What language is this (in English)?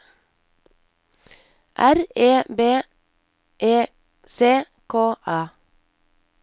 Norwegian